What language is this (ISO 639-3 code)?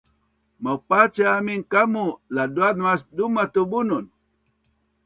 bnn